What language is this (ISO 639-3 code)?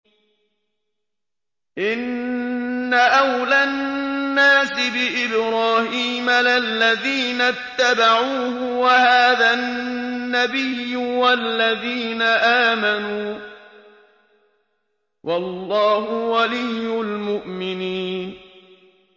ara